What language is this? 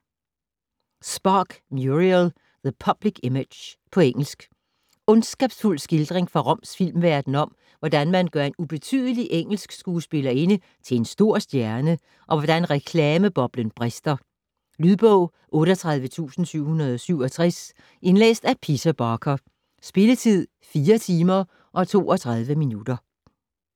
Danish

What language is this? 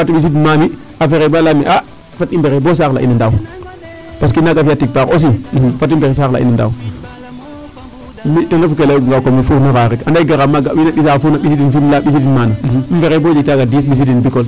Serer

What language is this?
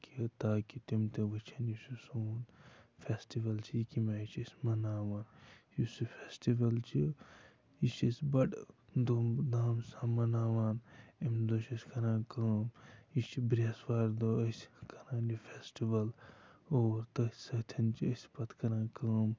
Kashmiri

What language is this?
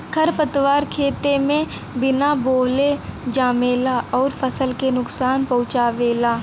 Bhojpuri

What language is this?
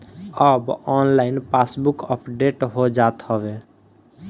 Bhojpuri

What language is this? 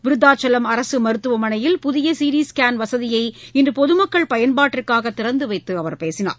Tamil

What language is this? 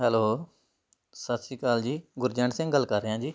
Punjabi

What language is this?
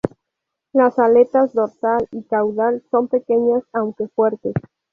Spanish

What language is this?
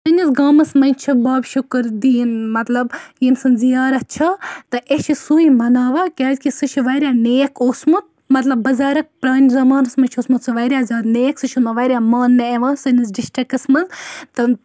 Kashmiri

